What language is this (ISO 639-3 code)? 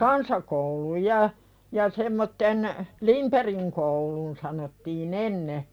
fin